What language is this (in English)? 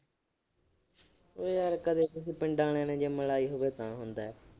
Punjabi